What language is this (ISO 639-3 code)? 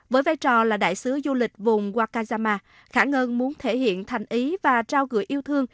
vie